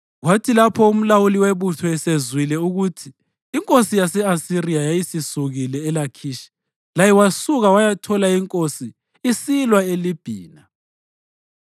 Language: North Ndebele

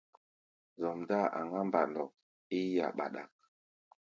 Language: Gbaya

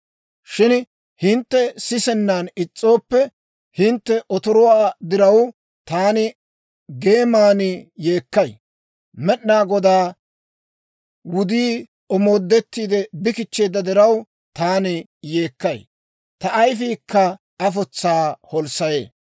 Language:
Dawro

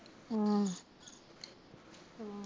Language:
Punjabi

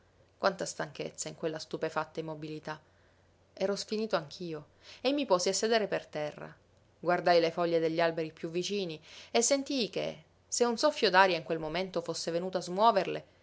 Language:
Italian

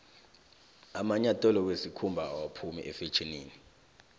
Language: South Ndebele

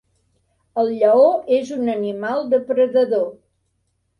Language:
Catalan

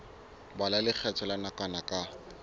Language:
Southern Sotho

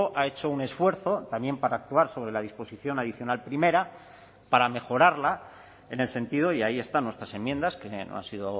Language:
Spanish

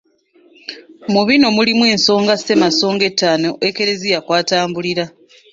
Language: Ganda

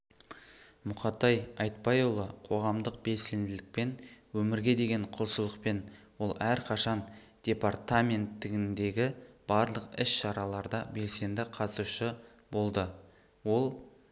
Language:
Kazakh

